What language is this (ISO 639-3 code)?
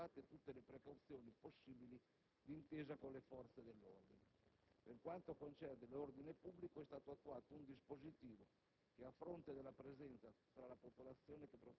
ita